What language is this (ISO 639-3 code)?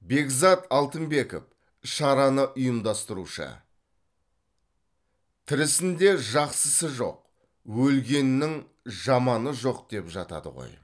kaz